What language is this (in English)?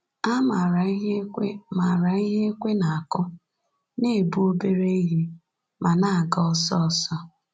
Igbo